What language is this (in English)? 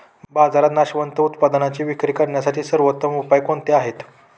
Marathi